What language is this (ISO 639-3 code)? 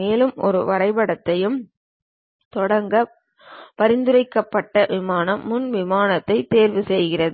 tam